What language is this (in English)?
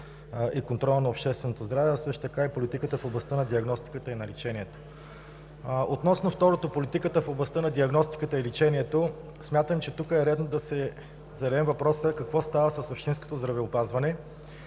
Bulgarian